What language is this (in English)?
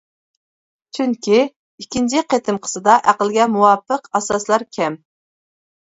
Uyghur